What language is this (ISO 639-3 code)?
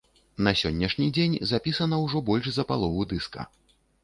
bel